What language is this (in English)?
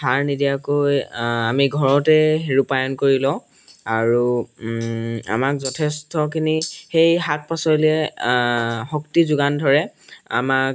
Assamese